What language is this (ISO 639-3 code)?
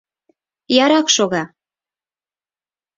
chm